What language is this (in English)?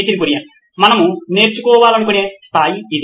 Telugu